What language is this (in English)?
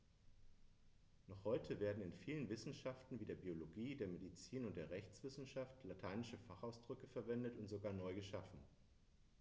German